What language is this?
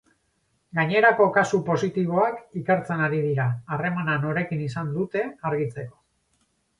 Basque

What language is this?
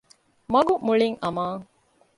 Divehi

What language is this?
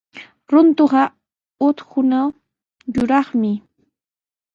Sihuas Ancash Quechua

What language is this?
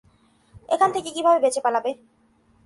Bangla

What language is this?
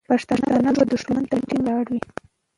Pashto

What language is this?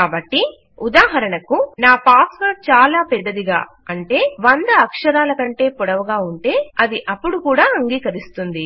Telugu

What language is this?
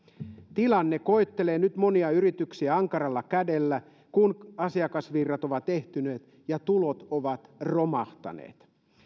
Finnish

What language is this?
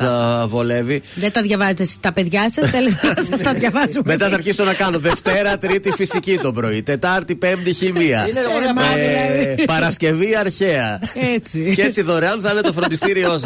Greek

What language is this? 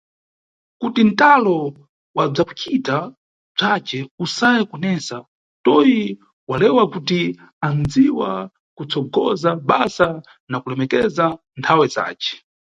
Nyungwe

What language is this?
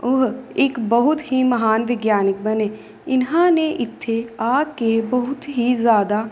Punjabi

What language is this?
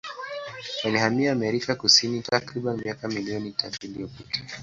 Swahili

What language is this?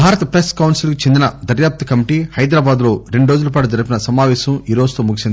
Telugu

